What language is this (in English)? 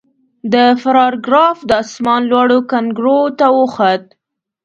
Pashto